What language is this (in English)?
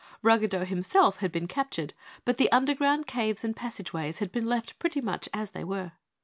English